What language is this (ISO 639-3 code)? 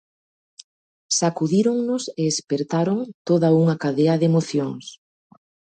glg